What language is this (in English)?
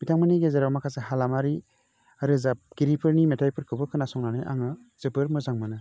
Bodo